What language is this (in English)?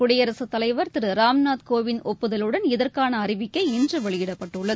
Tamil